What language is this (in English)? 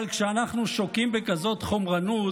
Hebrew